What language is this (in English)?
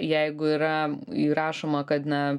Lithuanian